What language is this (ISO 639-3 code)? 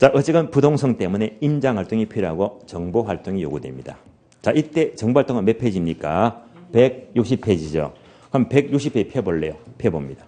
kor